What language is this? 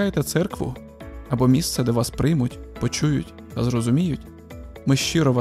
Ukrainian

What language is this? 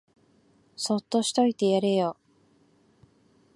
Japanese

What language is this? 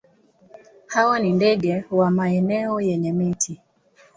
Swahili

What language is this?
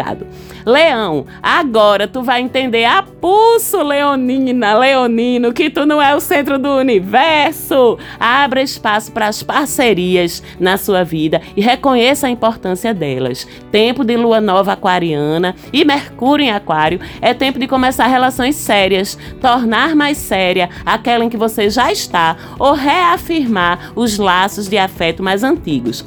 Portuguese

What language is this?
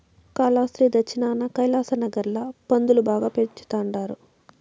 Telugu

